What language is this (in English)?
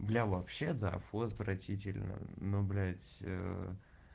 Russian